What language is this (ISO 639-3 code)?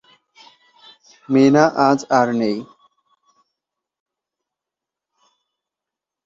ben